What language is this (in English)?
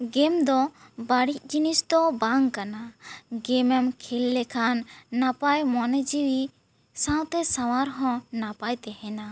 Santali